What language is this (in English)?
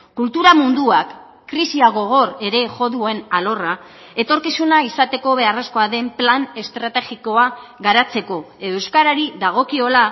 Basque